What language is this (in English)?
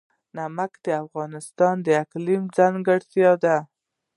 Pashto